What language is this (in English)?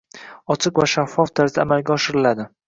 Uzbek